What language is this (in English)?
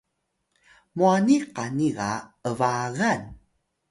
Atayal